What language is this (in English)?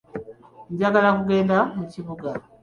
Ganda